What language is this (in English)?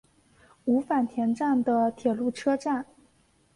Chinese